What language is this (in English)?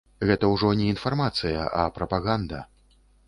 Belarusian